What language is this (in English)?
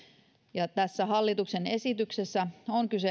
Finnish